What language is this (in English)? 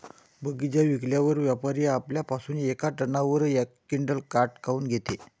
Marathi